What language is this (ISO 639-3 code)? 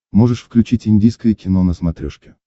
rus